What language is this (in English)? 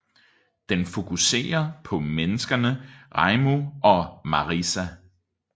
Danish